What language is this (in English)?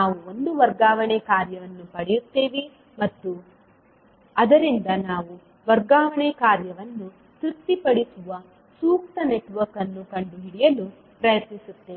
Kannada